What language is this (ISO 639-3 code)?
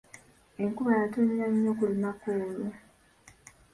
lug